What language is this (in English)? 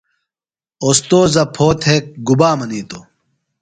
Phalura